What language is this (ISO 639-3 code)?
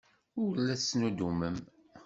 kab